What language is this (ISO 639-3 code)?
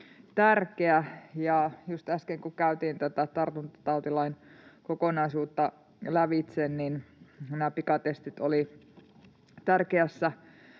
fin